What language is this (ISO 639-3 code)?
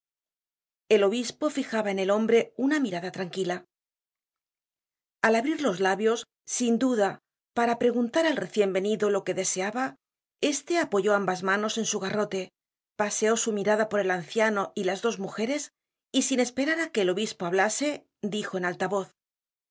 spa